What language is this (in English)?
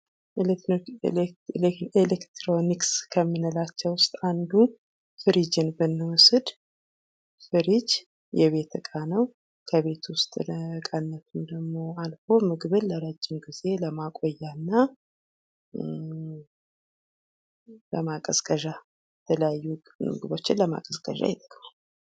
Amharic